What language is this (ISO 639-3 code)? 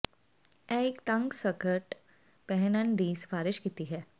pan